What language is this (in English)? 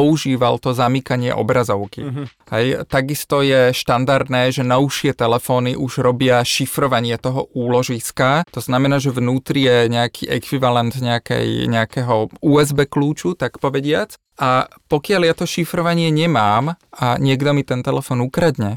Slovak